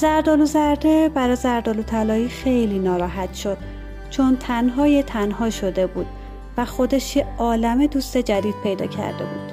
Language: Persian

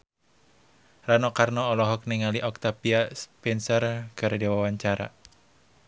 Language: Sundanese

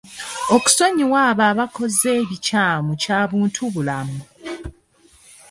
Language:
Ganda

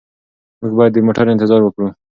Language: Pashto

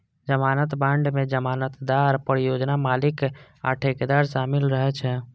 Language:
Maithili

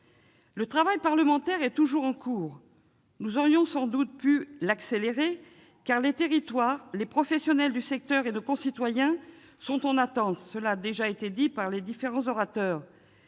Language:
French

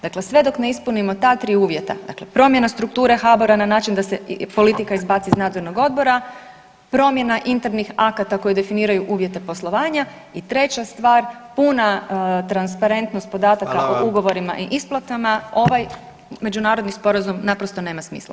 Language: Croatian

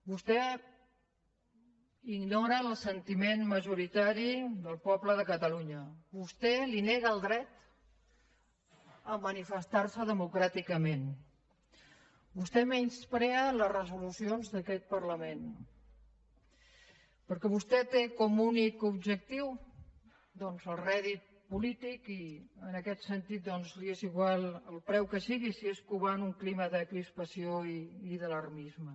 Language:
Catalan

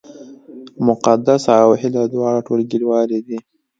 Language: Pashto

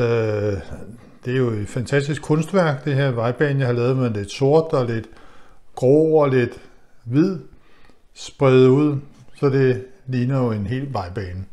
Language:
Danish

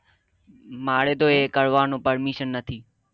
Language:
Gujarati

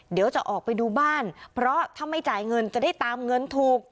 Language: Thai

